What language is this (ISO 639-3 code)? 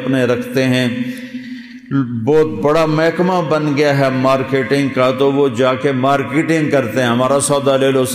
ara